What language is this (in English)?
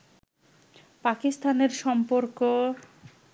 Bangla